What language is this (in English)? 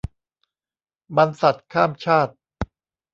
Thai